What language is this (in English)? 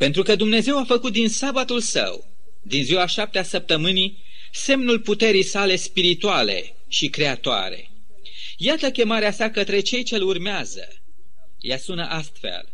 Romanian